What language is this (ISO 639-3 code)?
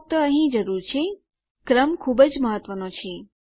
guj